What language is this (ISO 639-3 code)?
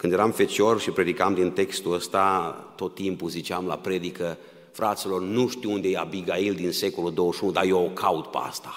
ron